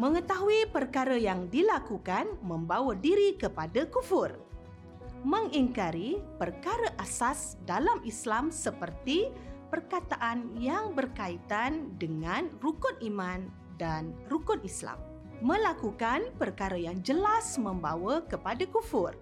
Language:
Malay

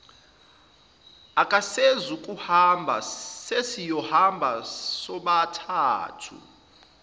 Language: Zulu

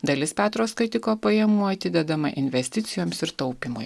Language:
Lithuanian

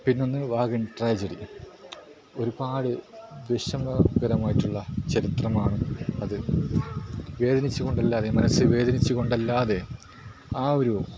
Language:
Malayalam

